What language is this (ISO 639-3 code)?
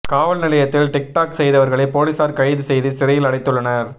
tam